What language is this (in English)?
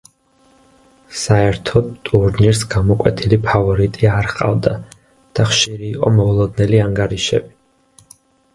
Georgian